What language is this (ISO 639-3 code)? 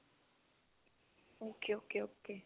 pan